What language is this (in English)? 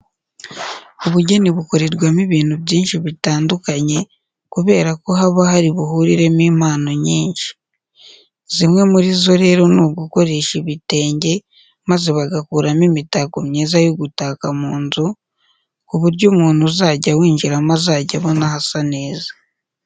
Kinyarwanda